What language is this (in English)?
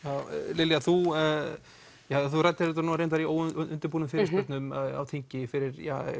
Icelandic